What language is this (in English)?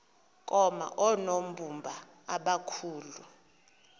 Xhosa